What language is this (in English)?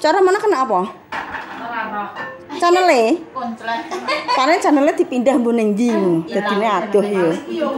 Indonesian